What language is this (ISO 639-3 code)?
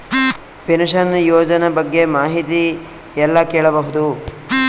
kan